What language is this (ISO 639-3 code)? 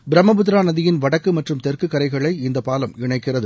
tam